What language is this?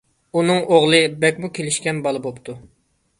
Uyghur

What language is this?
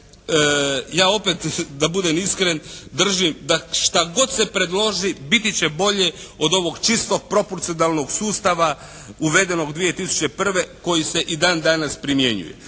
Croatian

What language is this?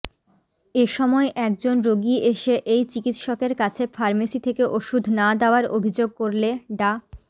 Bangla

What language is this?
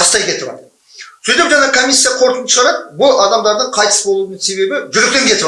Kazakh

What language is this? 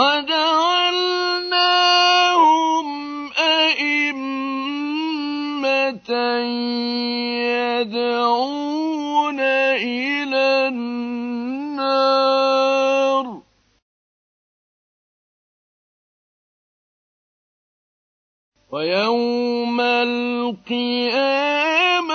Arabic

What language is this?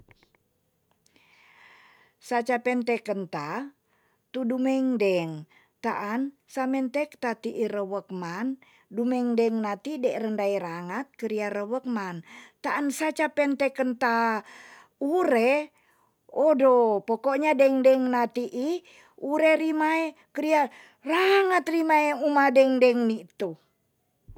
Tonsea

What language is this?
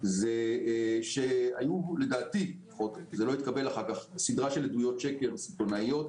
Hebrew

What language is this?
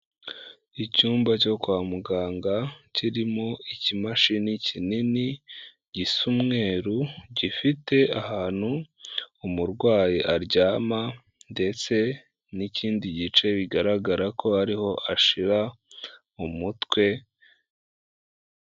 Kinyarwanda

